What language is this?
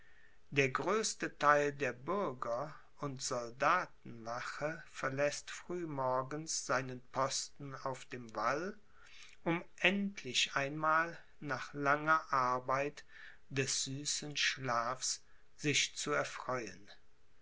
German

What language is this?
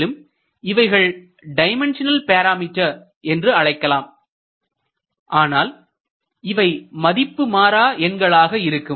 Tamil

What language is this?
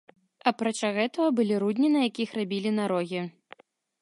Belarusian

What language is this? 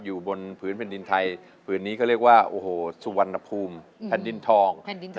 Thai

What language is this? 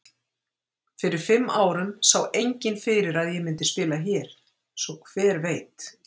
Icelandic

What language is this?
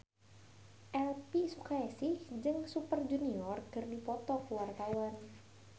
Sundanese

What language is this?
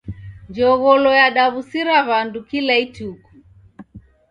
Taita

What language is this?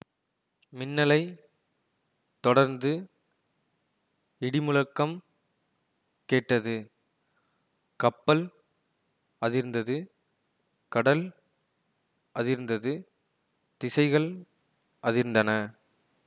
Tamil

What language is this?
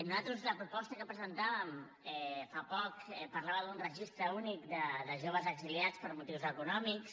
Catalan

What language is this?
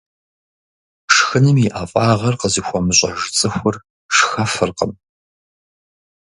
Kabardian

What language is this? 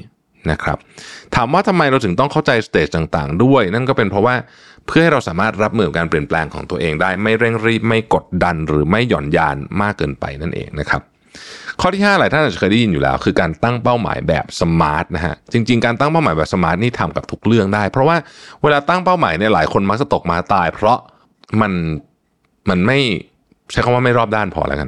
Thai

